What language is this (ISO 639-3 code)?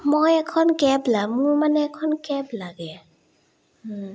asm